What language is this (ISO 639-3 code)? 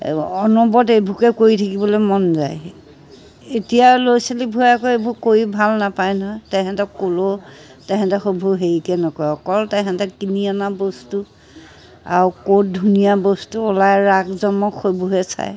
asm